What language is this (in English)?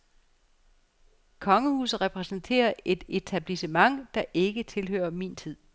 Danish